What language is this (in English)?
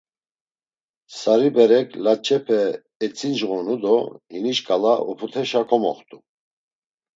Laz